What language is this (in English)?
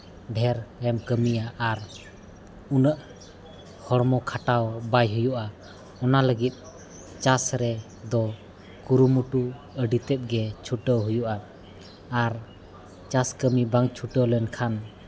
Santali